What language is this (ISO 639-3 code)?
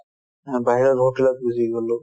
asm